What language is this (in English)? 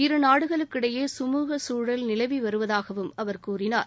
Tamil